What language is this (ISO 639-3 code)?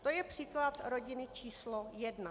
ces